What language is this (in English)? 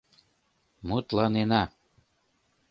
Mari